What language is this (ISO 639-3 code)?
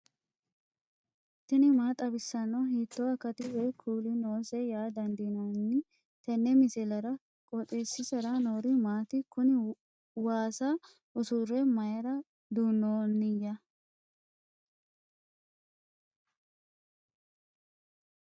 sid